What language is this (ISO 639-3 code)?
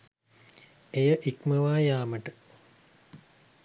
sin